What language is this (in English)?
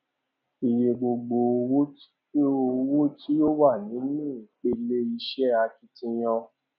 Yoruba